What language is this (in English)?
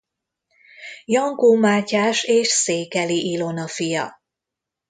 Hungarian